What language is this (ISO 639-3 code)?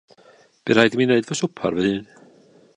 cym